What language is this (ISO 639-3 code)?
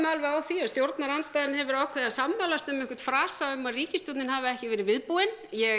isl